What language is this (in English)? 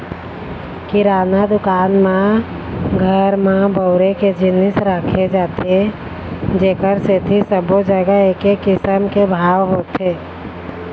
Chhattisgarhi